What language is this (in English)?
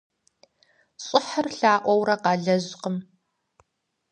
Kabardian